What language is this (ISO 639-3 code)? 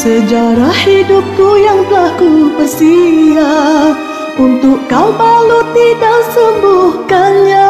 msa